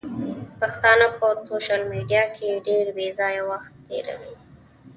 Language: Pashto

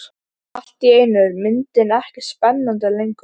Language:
Icelandic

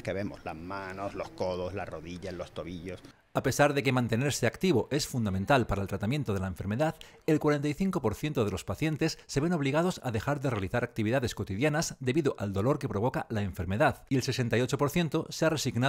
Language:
Spanish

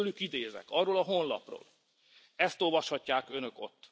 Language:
Hungarian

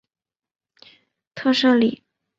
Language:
Chinese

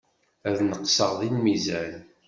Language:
Kabyle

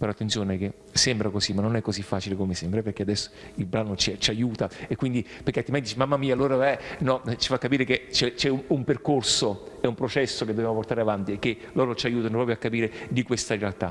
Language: Italian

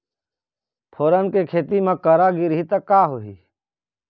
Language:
Chhattisgarhi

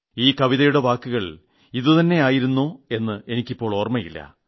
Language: Malayalam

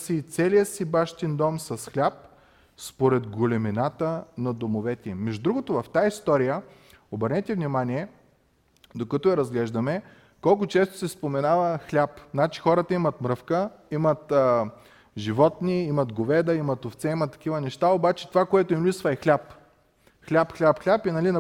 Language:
Bulgarian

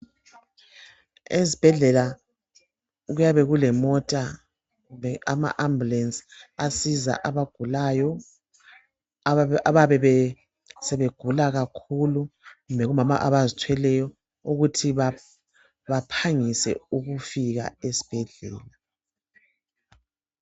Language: North Ndebele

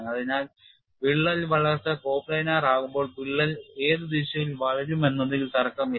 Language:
Malayalam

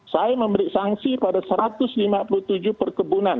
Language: Indonesian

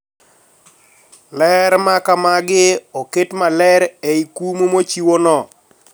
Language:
Luo (Kenya and Tanzania)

